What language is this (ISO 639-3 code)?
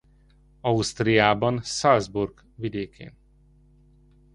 hun